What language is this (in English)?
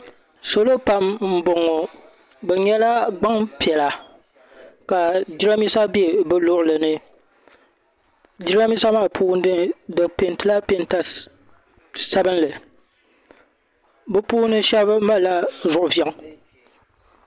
Dagbani